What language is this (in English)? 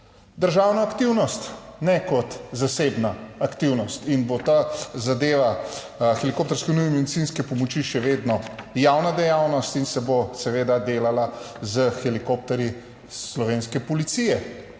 Slovenian